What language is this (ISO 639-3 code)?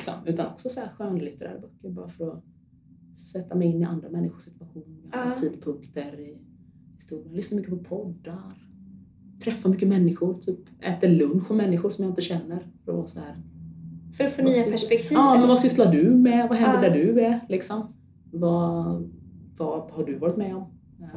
swe